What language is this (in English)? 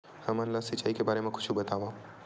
Chhattisgarhi